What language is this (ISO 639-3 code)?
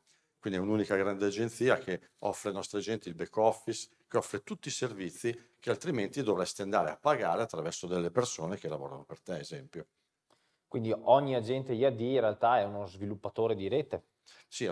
ita